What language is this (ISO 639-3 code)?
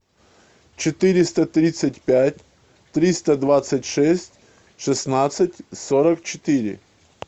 rus